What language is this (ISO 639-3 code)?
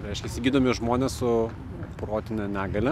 lit